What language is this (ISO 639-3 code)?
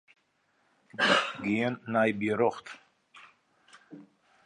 fry